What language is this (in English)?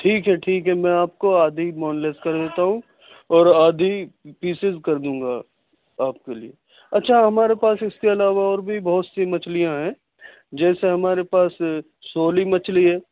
Urdu